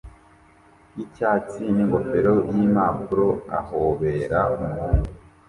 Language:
Kinyarwanda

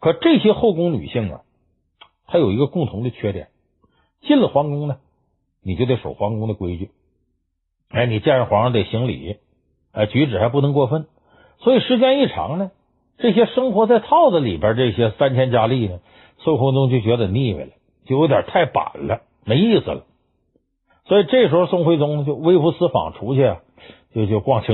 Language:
Chinese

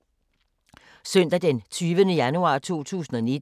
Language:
Danish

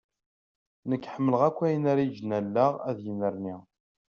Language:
Kabyle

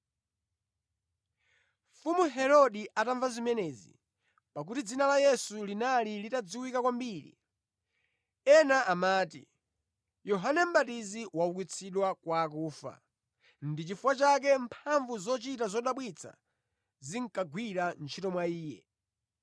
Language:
Nyanja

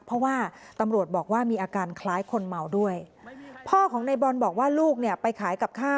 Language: Thai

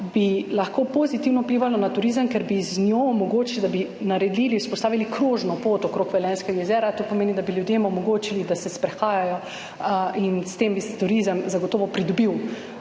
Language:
Slovenian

